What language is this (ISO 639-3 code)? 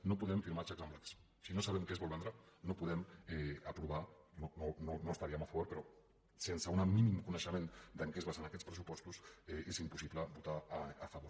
cat